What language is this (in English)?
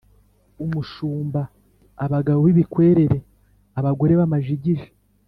Kinyarwanda